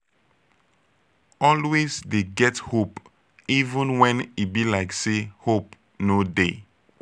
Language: Nigerian Pidgin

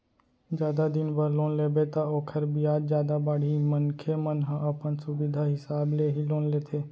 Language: Chhattisgarhi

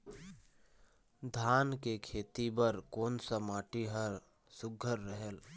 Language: Chhattisgarhi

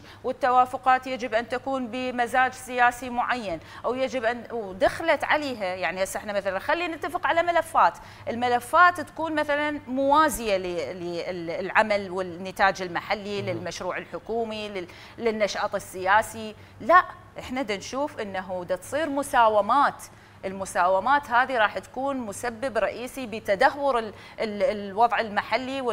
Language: Arabic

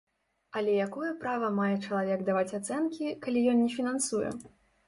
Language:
Belarusian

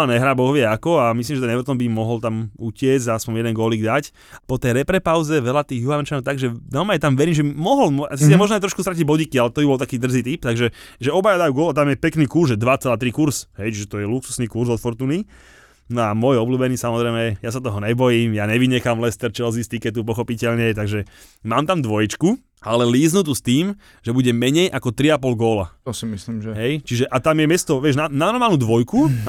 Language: Slovak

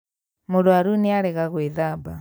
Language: Kikuyu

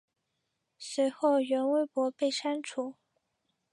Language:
Chinese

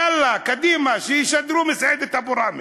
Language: Hebrew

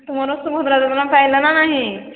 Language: Odia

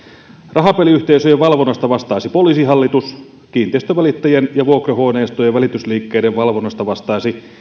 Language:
Finnish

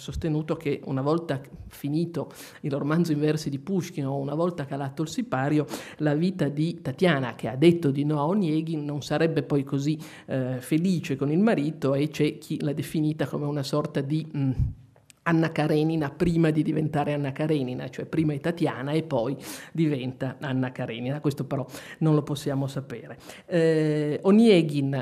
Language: Italian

